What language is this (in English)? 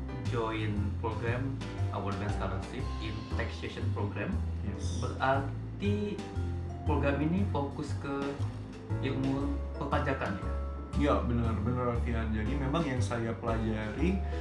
Indonesian